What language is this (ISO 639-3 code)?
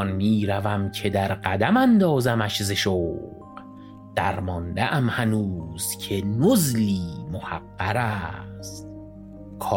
fas